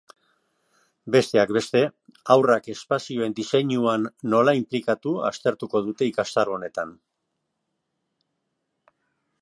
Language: Basque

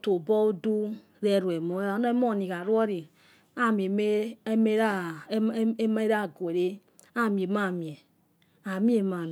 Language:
Yekhee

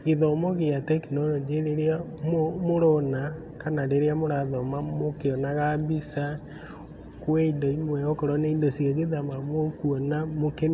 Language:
Kikuyu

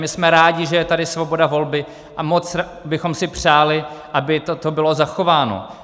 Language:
Czech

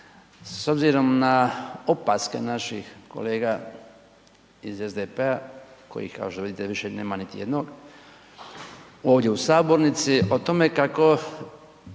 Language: Croatian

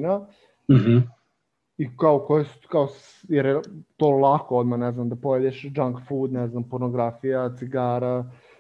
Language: Croatian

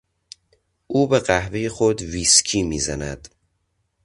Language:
Persian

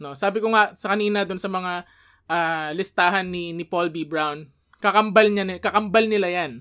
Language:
Filipino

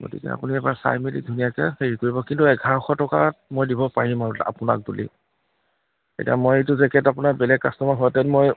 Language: Assamese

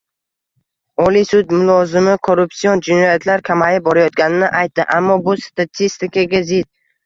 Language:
Uzbek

